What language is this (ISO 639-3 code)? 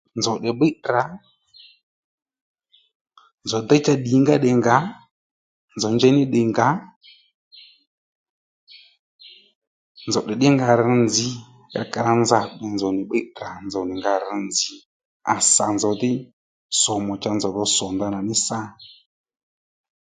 led